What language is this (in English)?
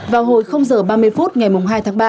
Vietnamese